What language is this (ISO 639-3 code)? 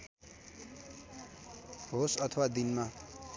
nep